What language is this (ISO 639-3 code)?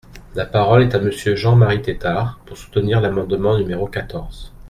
fra